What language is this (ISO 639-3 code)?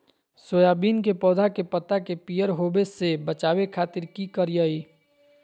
mag